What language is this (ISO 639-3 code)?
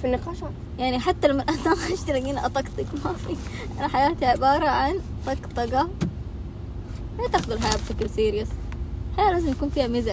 ara